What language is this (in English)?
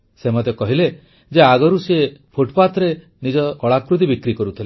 Odia